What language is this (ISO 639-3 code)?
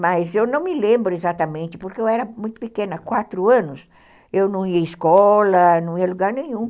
por